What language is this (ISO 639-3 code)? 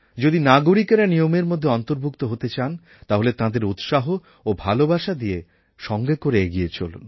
ben